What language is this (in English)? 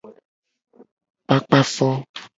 Gen